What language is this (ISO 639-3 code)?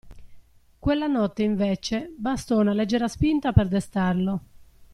ita